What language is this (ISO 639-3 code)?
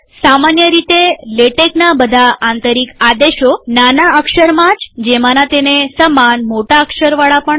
guj